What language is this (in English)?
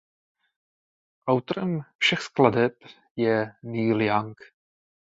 Czech